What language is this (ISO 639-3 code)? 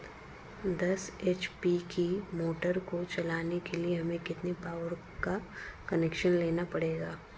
hin